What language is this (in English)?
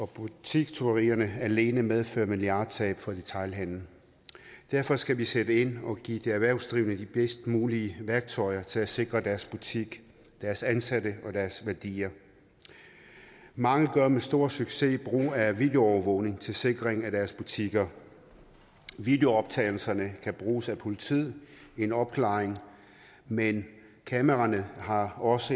Danish